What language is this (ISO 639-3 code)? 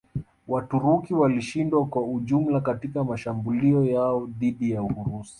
swa